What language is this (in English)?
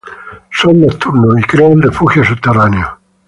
Spanish